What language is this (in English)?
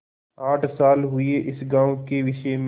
Hindi